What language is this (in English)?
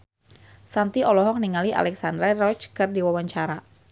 Sundanese